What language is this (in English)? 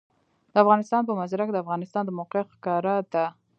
Pashto